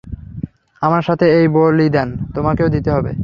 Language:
Bangla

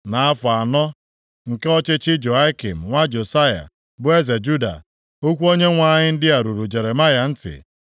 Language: Igbo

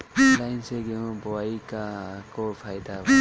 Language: Bhojpuri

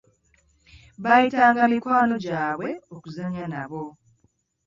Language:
Ganda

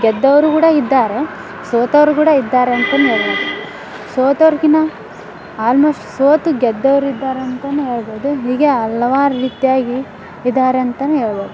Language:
Kannada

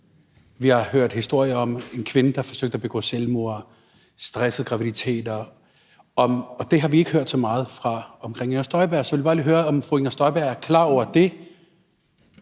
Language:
Danish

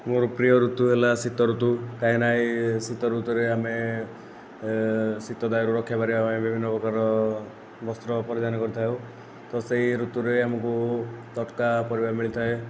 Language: Odia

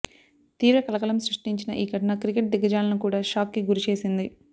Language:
Telugu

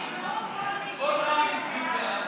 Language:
Hebrew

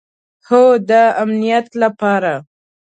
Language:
Pashto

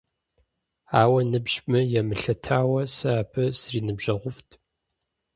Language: Kabardian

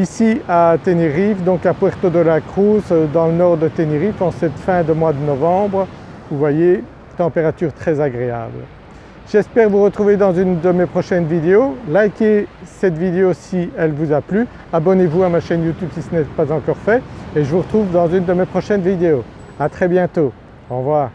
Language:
French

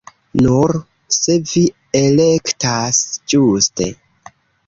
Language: Esperanto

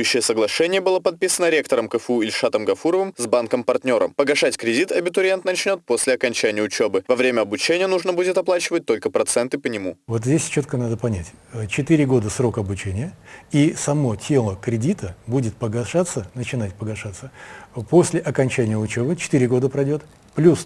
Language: Russian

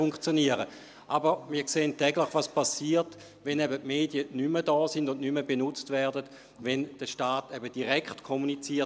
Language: Swiss German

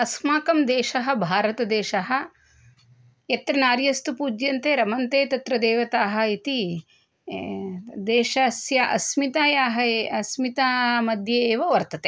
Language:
Sanskrit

